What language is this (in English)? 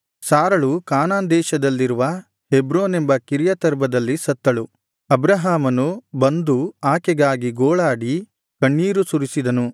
Kannada